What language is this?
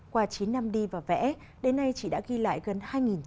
Vietnamese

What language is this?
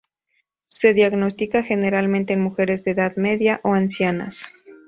Spanish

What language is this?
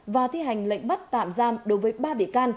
Vietnamese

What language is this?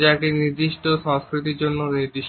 Bangla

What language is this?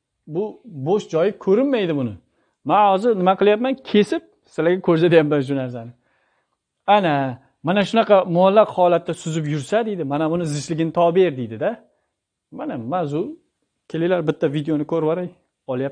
Turkish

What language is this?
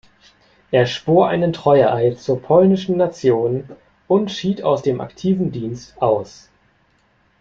German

